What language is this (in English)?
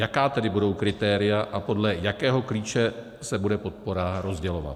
Czech